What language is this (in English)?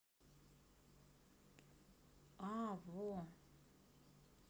Russian